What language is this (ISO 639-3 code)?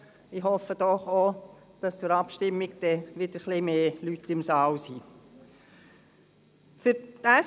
gsw